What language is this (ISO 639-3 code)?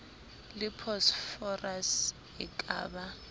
sot